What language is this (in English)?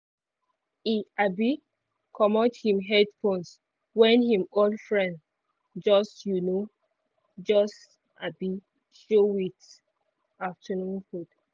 Nigerian Pidgin